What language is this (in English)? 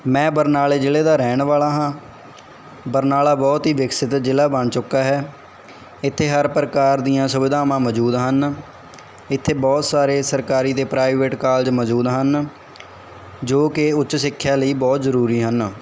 Punjabi